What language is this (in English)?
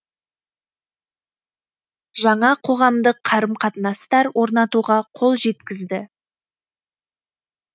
Kazakh